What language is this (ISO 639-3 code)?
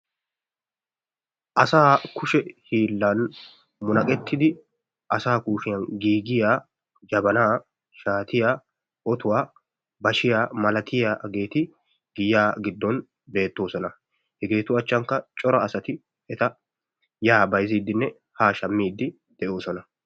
wal